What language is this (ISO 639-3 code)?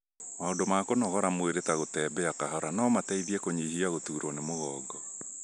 kik